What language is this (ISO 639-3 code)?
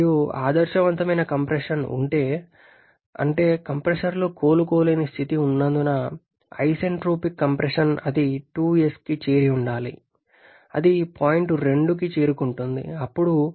tel